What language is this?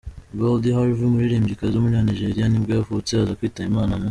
Kinyarwanda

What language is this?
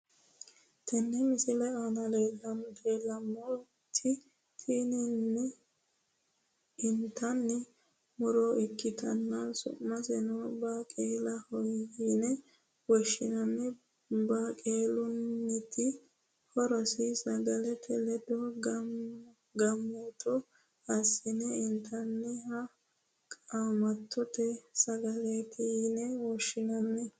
Sidamo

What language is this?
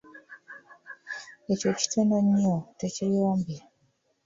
Ganda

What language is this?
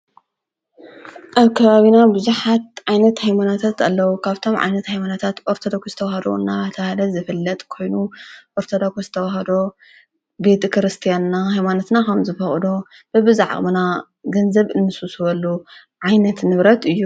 Tigrinya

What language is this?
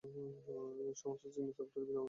Bangla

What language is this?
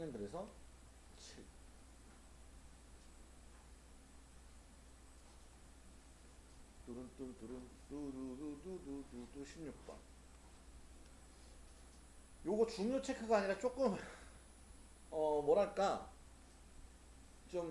Korean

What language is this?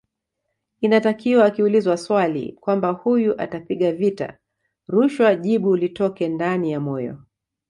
Swahili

